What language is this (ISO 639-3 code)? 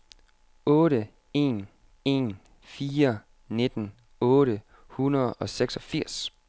dan